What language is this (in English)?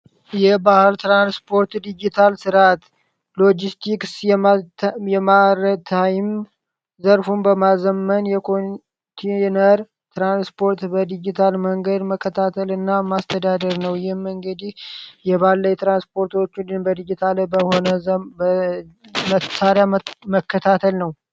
Amharic